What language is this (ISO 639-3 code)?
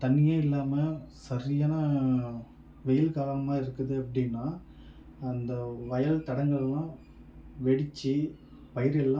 tam